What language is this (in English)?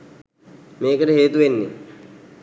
Sinhala